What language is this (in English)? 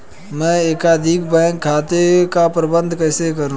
Hindi